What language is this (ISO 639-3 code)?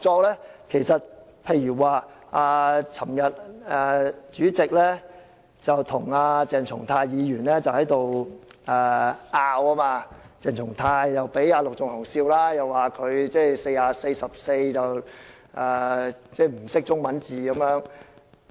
yue